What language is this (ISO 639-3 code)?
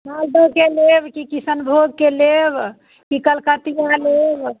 mai